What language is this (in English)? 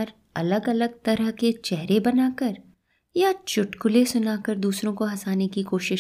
Hindi